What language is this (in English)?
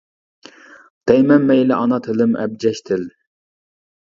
Uyghur